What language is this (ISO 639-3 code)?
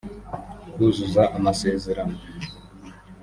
kin